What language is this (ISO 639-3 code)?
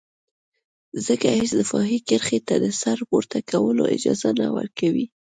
pus